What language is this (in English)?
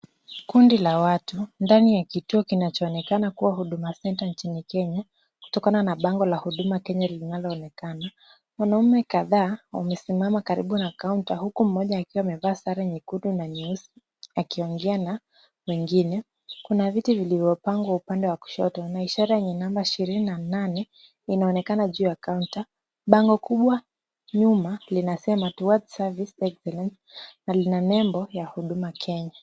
Swahili